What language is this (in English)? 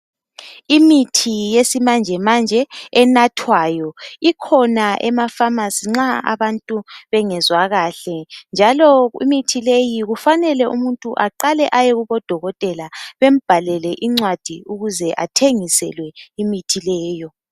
North Ndebele